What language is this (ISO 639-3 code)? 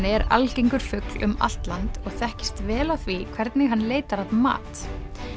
isl